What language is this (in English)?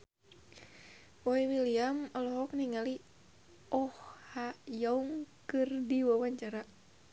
Sundanese